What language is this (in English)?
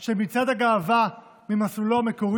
Hebrew